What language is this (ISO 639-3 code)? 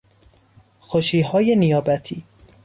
fas